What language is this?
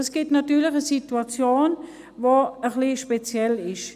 Swiss German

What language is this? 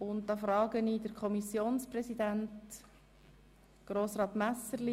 Swiss German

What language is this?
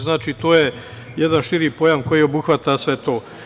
Serbian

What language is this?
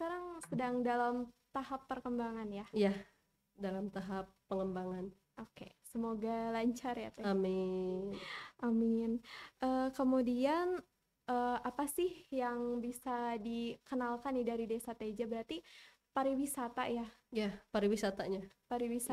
Indonesian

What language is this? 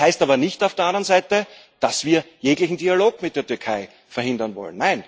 German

